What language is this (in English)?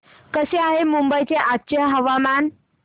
Marathi